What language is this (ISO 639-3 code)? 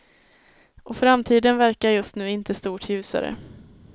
swe